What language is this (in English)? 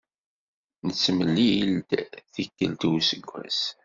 Kabyle